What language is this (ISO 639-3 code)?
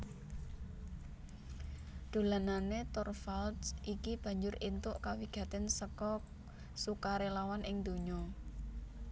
jav